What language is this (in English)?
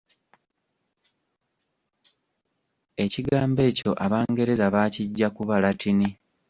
Ganda